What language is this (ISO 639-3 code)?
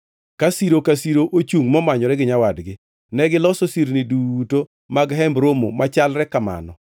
luo